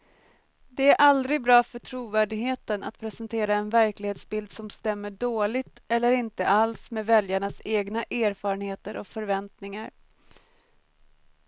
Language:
Swedish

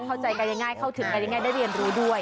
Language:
Thai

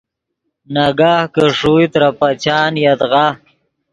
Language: Yidgha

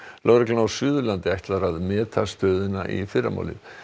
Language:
Icelandic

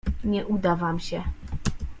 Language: Polish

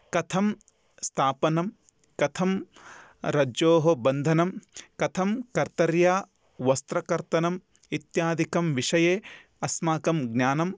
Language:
Sanskrit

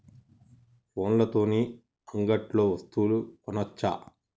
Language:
Telugu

